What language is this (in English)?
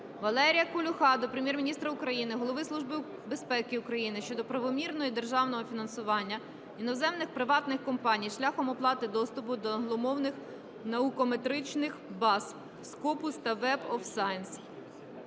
Ukrainian